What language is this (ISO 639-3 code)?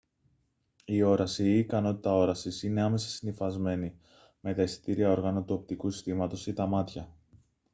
ell